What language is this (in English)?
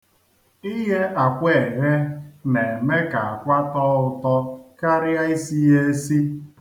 Igbo